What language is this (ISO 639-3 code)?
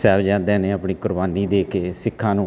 pan